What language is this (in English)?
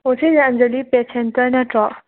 Manipuri